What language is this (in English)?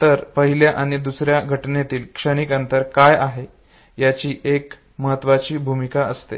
Marathi